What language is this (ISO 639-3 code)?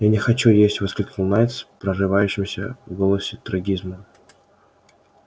rus